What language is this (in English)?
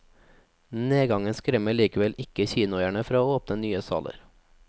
Norwegian